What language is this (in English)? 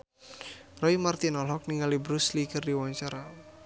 Sundanese